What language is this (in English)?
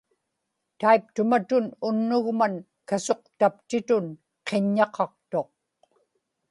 Inupiaq